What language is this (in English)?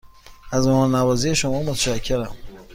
Persian